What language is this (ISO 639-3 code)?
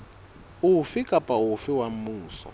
sot